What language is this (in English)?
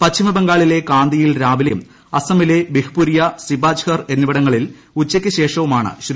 Malayalam